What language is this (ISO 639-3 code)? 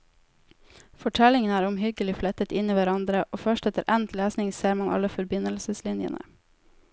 nor